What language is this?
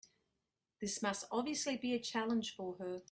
English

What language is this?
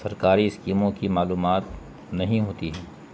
Urdu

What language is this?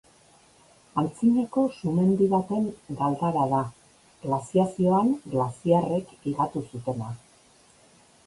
Basque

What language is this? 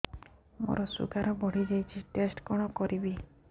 Odia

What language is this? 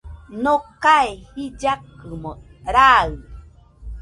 Nüpode Huitoto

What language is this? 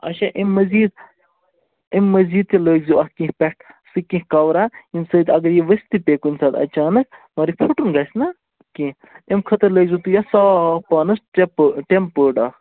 Kashmiri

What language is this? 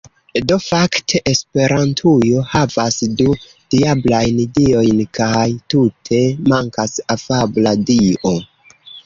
Esperanto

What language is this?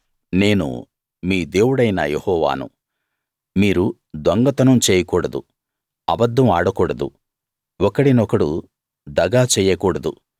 Telugu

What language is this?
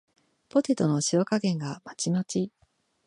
Japanese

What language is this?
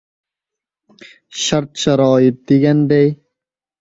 Uzbek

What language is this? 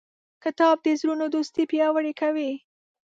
Pashto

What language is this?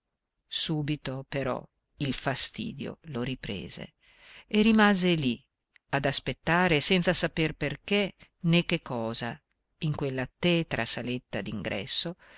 Italian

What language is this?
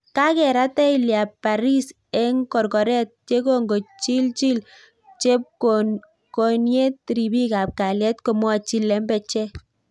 Kalenjin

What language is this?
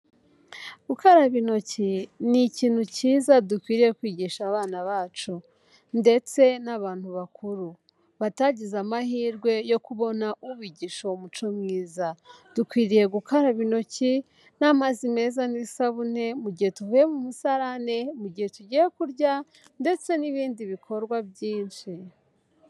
Kinyarwanda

